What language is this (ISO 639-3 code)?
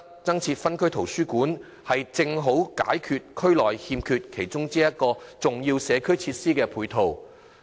yue